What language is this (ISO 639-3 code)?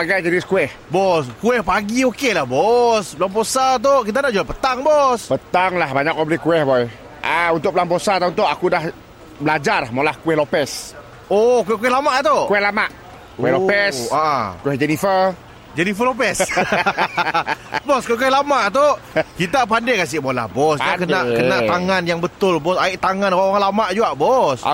msa